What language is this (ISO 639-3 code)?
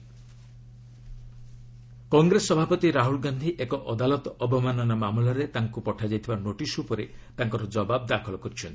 ori